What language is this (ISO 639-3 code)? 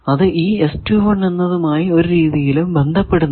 mal